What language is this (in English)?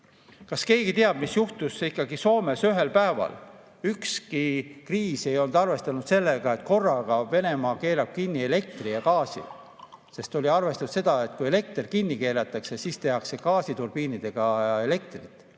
Estonian